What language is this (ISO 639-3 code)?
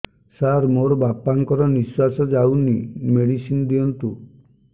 ori